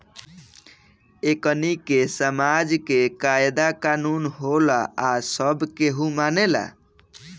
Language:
Bhojpuri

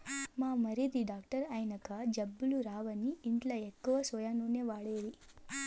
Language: Telugu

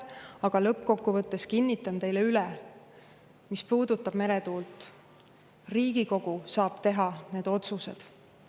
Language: Estonian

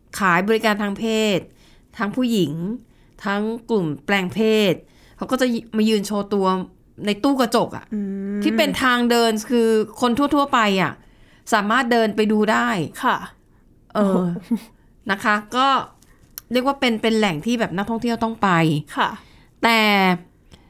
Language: Thai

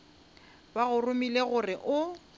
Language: Northern Sotho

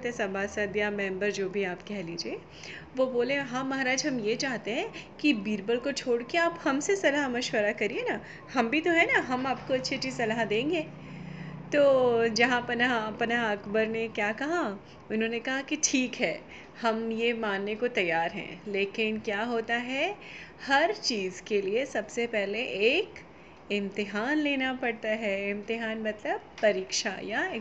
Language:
Hindi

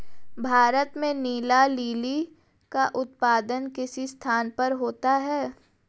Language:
Hindi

